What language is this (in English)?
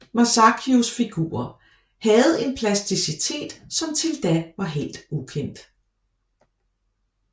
Danish